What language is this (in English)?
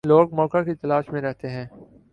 Urdu